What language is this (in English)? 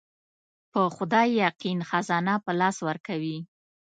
Pashto